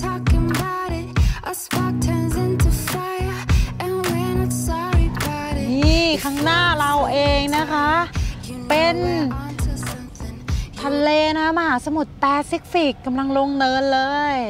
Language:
Thai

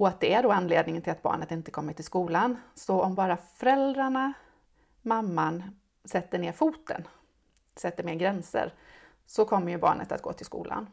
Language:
Swedish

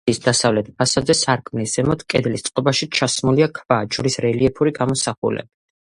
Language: Georgian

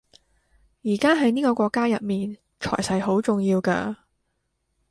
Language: Cantonese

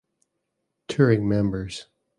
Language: English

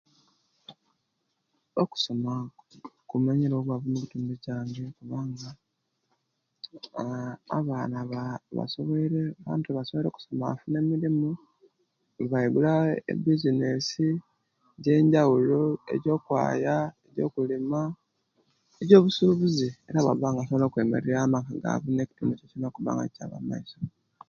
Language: Kenyi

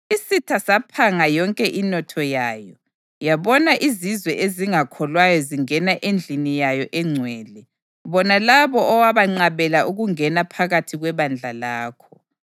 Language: North Ndebele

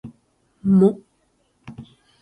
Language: Japanese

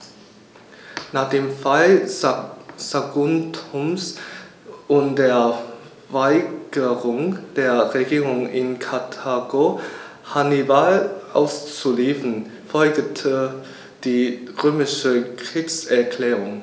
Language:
German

